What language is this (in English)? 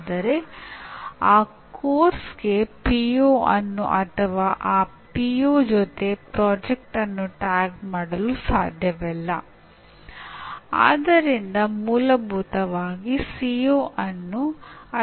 Kannada